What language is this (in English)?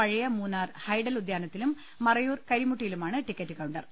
Malayalam